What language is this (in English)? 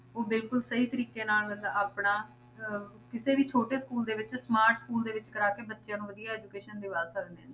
Punjabi